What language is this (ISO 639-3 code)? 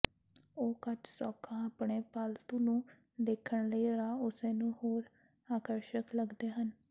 pan